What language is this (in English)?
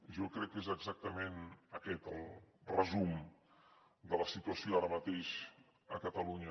Catalan